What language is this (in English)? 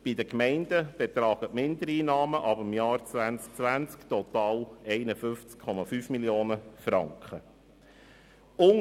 Swiss German